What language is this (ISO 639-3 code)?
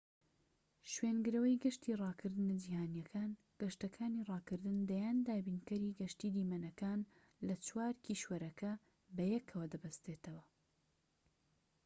ckb